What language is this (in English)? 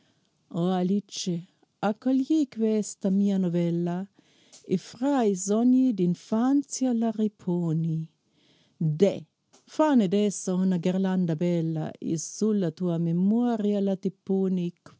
Italian